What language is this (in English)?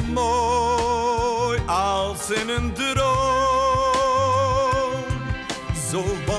Dutch